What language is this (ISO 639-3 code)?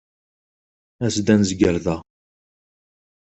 kab